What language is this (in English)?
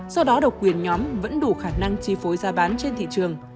Vietnamese